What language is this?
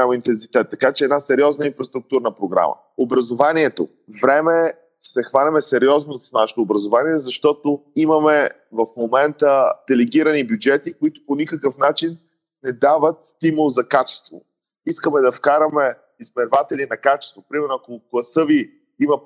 Bulgarian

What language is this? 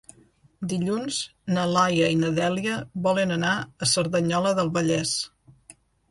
Catalan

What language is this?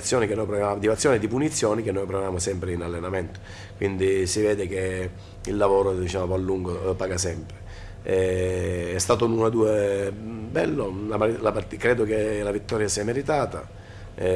Italian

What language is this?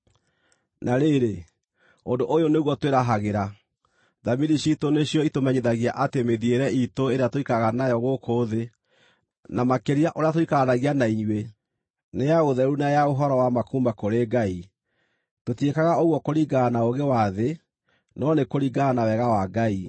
Kikuyu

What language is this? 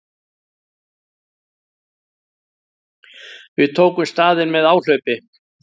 Icelandic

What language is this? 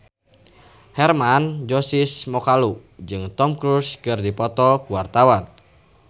Sundanese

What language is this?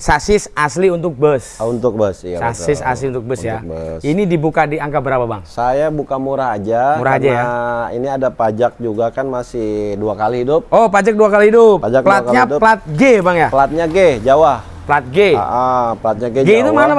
Indonesian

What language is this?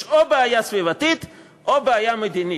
Hebrew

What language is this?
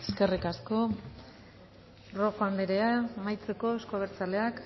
Basque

